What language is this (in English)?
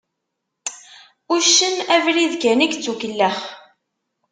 Kabyle